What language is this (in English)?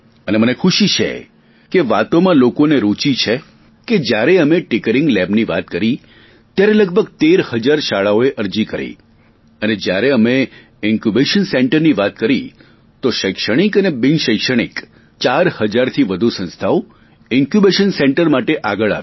Gujarati